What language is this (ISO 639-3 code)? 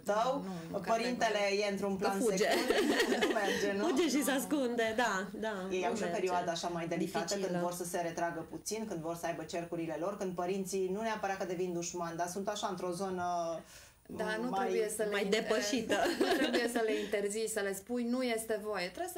ron